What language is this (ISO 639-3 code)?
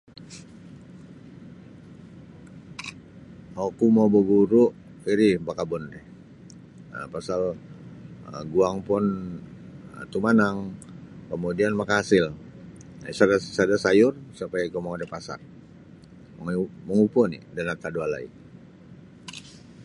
bsy